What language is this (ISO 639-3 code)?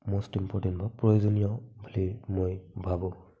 asm